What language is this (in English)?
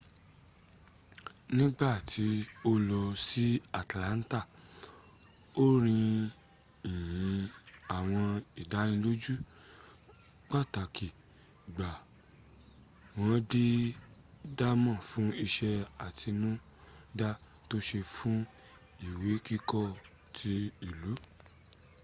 Yoruba